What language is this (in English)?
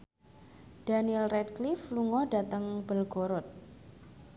Javanese